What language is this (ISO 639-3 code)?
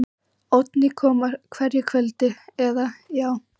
isl